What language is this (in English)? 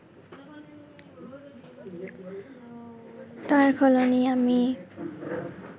Assamese